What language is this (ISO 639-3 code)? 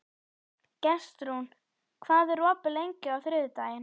isl